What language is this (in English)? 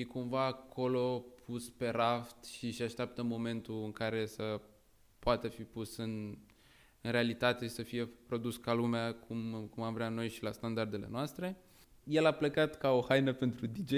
Romanian